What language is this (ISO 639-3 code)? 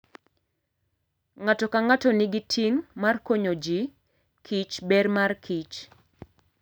luo